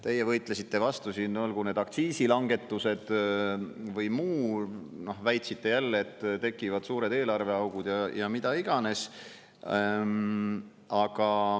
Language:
Estonian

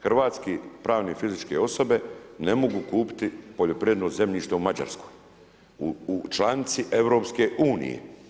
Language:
Croatian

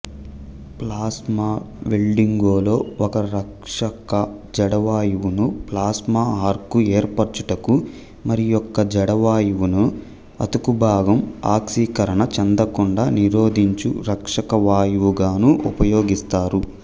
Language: Telugu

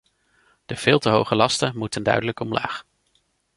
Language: Dutch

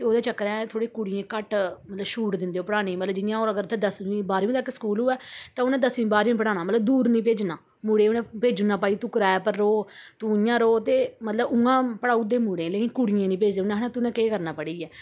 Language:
Dogri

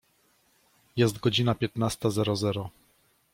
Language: Polish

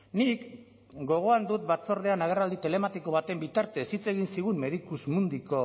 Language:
Basque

